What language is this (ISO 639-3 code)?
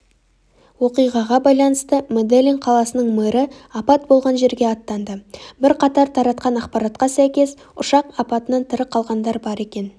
kaz